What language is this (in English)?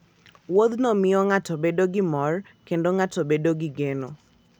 Luo (Kenya and Tanzania)